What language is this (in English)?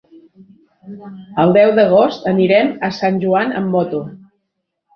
Catalan